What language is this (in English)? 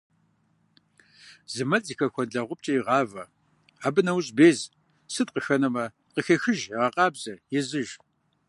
Kabardian